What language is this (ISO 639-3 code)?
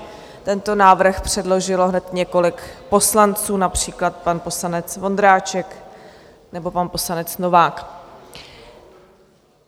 ces